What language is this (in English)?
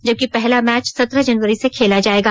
Hindi